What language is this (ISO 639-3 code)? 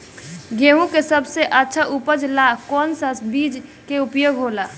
bho